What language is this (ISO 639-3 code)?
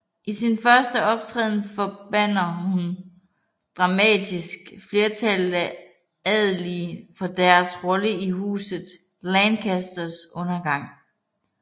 dan